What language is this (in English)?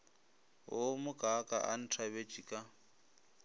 Northern Sotho